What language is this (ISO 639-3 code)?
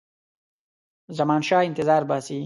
pus